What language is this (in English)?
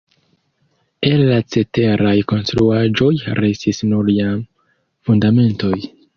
Esperanto